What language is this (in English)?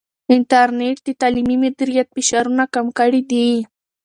Pashto